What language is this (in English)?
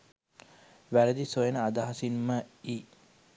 Sinhala